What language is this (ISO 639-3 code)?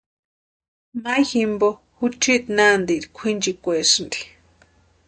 pua